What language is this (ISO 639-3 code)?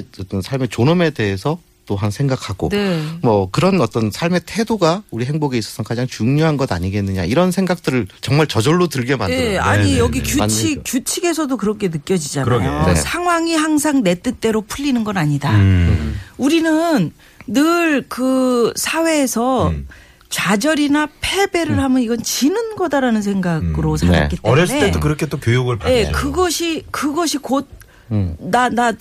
kor